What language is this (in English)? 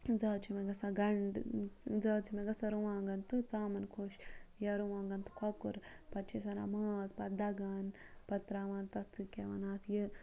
Kashmiri